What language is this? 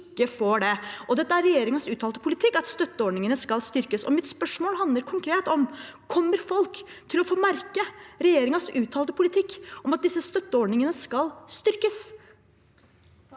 Norwegian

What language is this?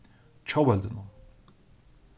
Faroese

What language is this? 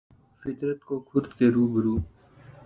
Urdu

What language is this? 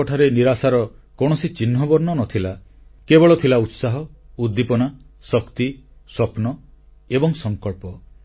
Odia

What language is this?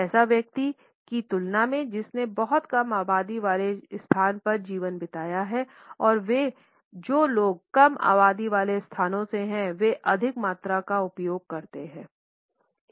Hindi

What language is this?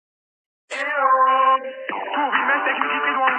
Georgian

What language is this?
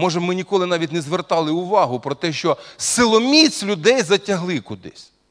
Russian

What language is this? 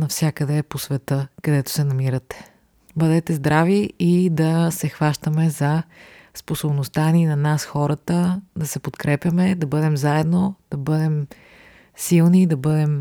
Bulgarian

